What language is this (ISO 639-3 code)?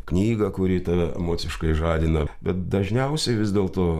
lit